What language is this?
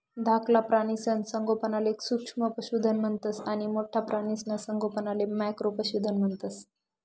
Marathi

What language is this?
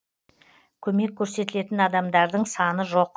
Kazakh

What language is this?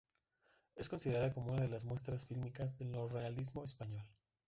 Spanish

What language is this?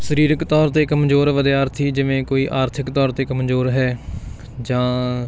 Punjabi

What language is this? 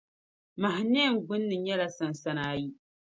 Dagbani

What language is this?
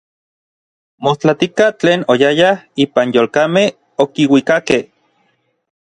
Orizaba Nahuatl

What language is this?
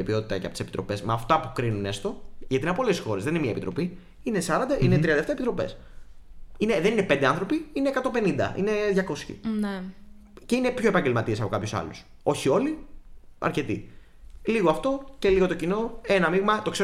Greek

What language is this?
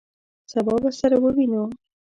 Pashto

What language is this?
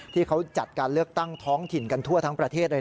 Thai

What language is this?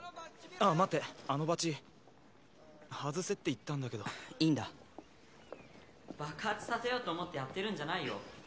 Japanese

